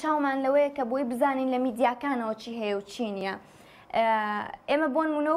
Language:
Arabic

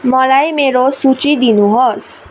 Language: Nepali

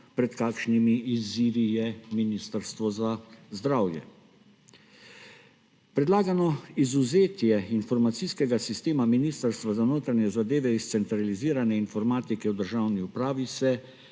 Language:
Slovenian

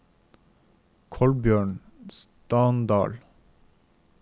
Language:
Norwegian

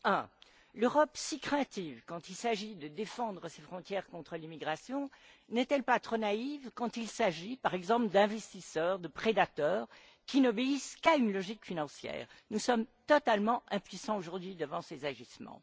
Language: French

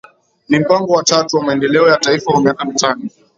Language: Swahili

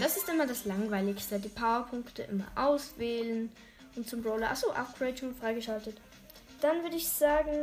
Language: German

